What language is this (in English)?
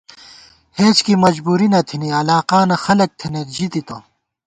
Gawar-Bati